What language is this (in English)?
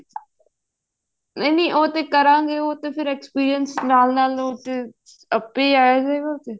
Punjabi